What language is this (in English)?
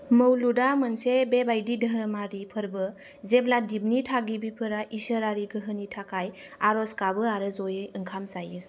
Bodo